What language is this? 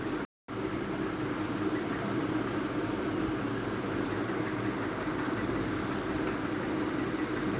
Bhojpuri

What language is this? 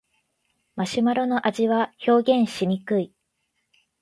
Japanese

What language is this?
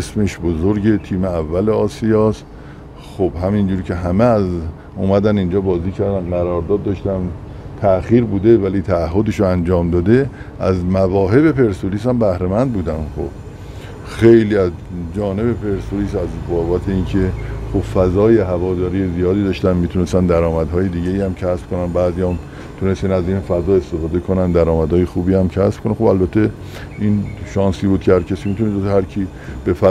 Persian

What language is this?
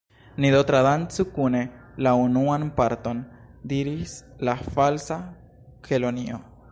Esperanto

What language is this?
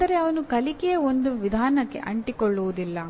Kannada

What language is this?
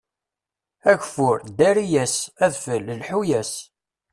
Kabyle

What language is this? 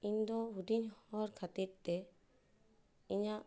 Santali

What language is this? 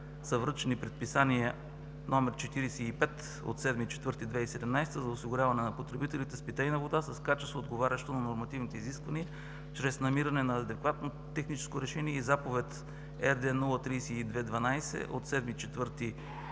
Bulgarian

